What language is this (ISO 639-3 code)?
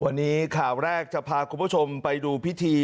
tha